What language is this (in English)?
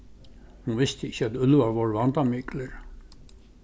Faroese